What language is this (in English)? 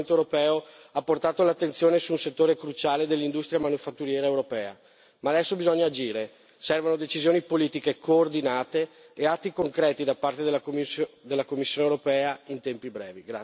Italian